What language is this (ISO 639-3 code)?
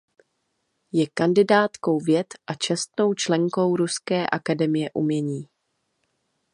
ces